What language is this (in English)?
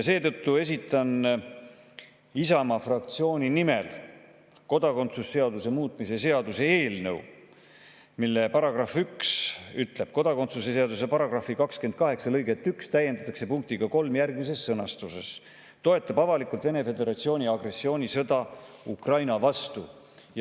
Estonian